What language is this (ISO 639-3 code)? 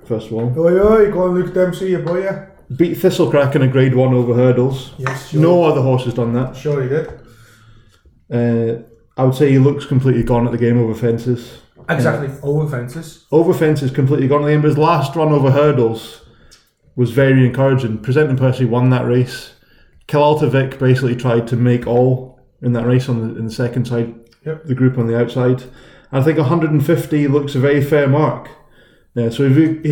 eng